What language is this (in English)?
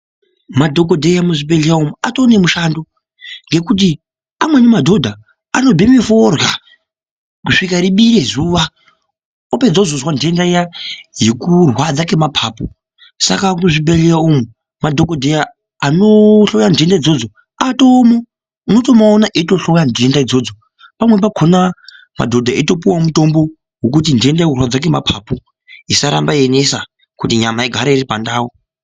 Ndau